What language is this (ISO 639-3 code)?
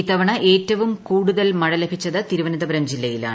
mal